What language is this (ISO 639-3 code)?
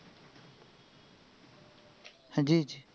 ben